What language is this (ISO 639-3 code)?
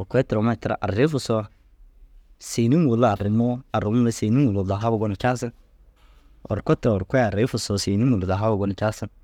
dzg